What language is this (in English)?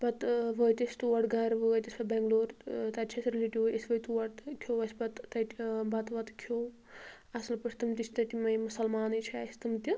Kashmiri